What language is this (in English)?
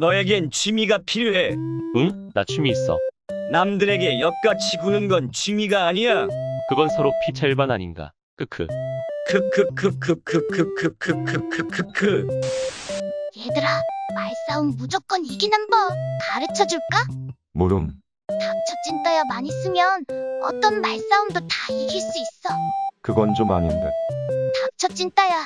Korean